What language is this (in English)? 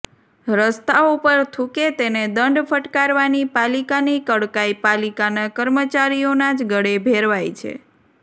Gujarati